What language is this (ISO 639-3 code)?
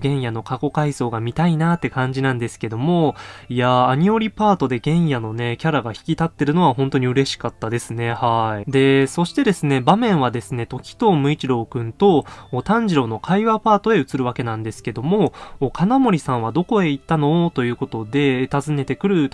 jpn